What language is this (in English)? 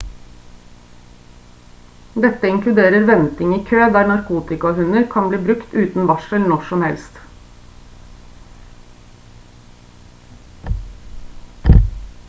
Norwegian Bokmål